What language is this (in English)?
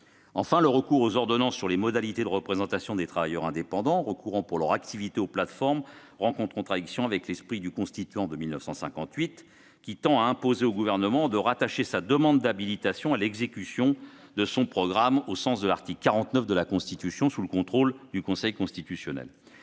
French